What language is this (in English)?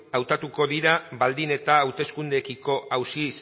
Basque